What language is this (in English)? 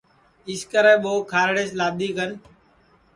Sansi